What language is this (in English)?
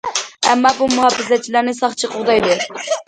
Uyghur